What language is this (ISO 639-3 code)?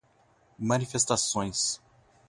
por